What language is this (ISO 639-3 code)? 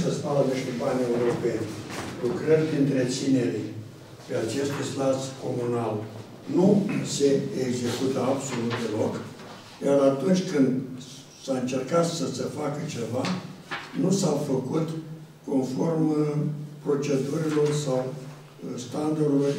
ron